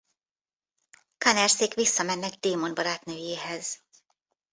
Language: Hungarian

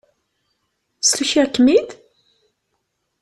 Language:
Kabyle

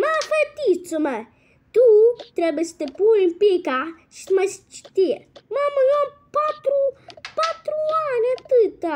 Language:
Romanian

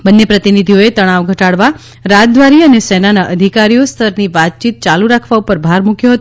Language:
Gujarati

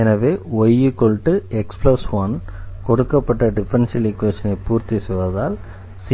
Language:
Tamil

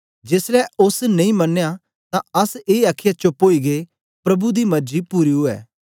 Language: Dogri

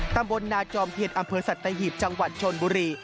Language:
Thai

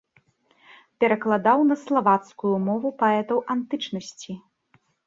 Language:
Belarusian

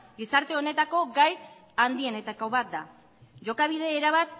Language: Basque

